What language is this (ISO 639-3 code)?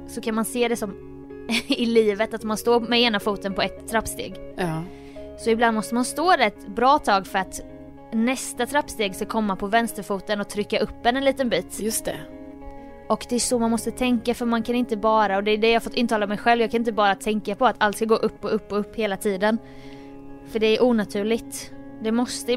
swe